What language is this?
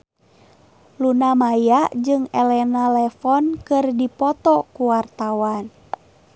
Sundanese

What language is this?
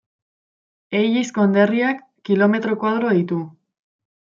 Basque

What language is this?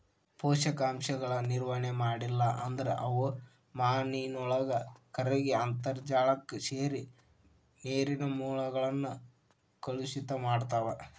Kannada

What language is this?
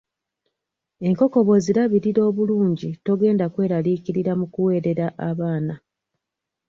Ganda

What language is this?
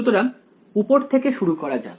Bangla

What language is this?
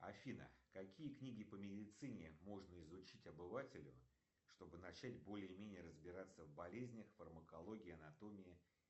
Russian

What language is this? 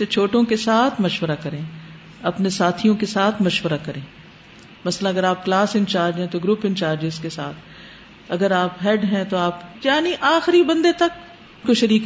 Urdu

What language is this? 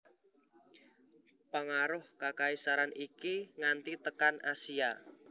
Javanese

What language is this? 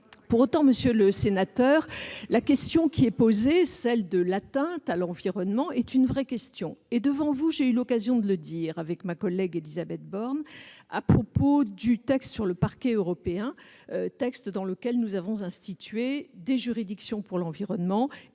French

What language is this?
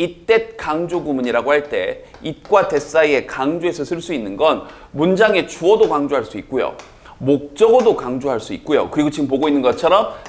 Korean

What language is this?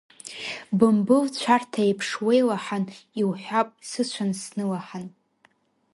Abkhazian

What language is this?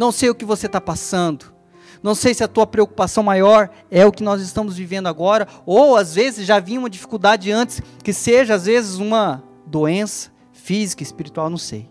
Portuguese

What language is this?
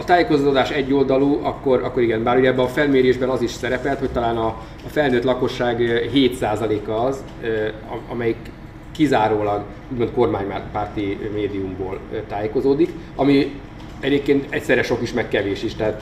Hungarian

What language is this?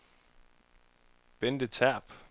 Danish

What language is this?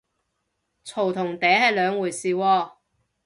Cantonese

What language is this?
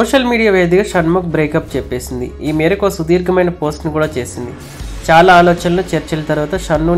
Hindi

